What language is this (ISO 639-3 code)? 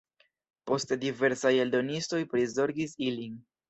epo